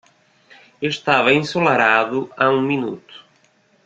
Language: Portuguese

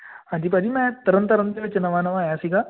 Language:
Punjabi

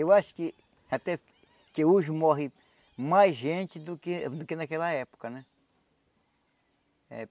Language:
Portuguese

